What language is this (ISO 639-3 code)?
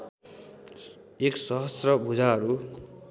nep